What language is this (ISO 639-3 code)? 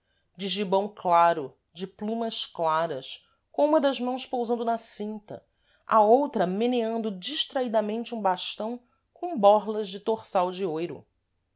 por